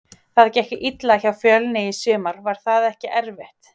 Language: Icelandic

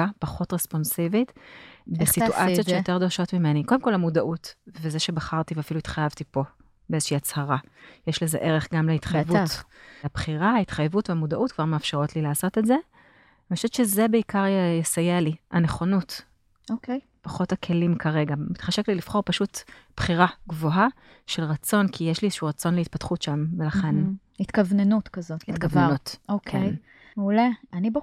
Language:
Hebrew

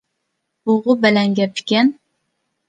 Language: Uyghur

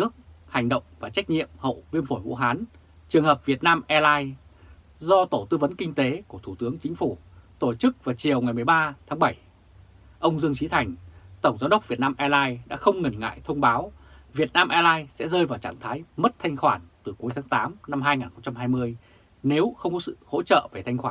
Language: Vietnamese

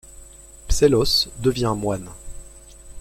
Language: French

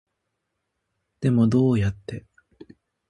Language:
Japanese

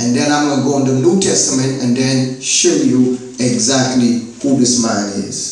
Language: English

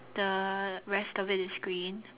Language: English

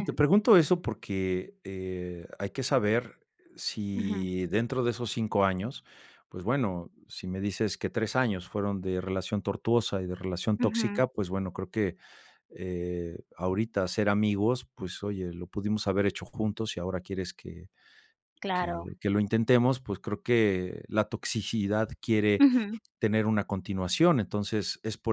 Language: Spanish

